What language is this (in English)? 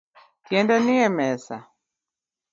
Luo (Kenya and Tanzania)